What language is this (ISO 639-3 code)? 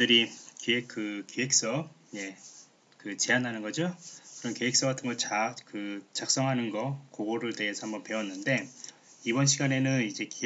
kor